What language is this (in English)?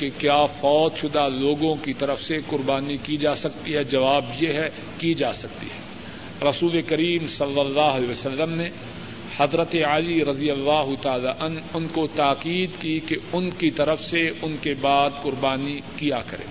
Urdu